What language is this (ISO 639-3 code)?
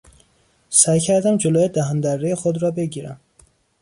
fas